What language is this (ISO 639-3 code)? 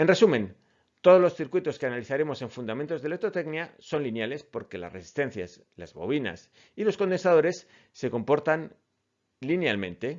spa